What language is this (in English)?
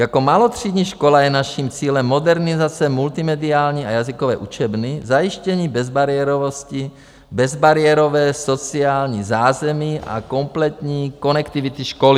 Czech